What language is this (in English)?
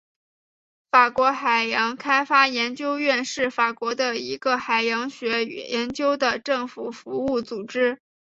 Chinese